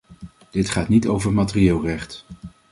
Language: Dutch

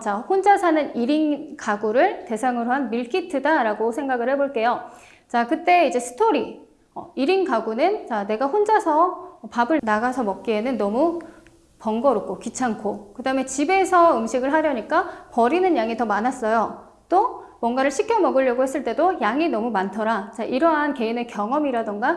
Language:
Korean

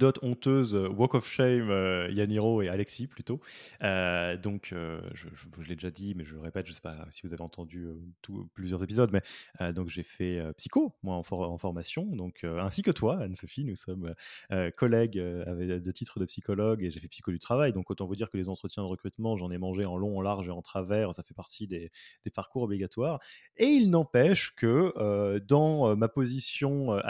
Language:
French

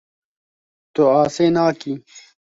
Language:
Kurdish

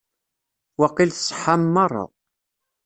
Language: Kabyle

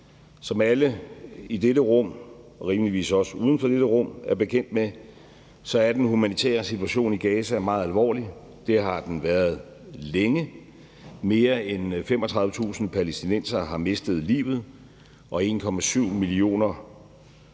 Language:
Danish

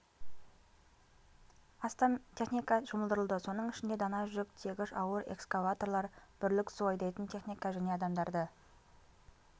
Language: Kazakh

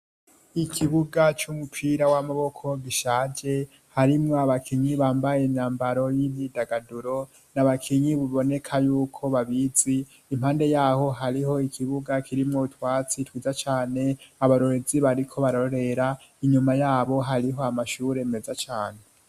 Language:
Rundi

